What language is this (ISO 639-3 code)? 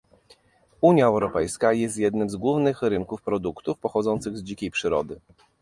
pol